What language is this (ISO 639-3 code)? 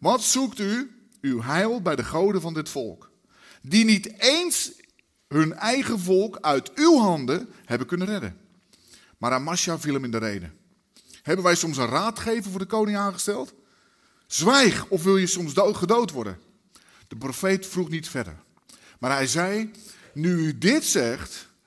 nld